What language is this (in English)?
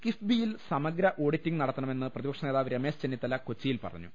Malayalam